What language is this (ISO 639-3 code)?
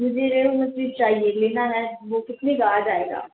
urd